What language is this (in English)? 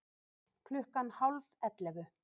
Icelandic